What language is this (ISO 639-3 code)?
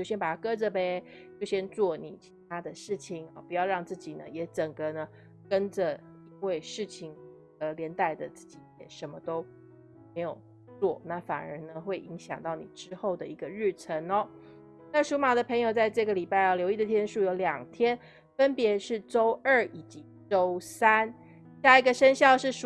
zho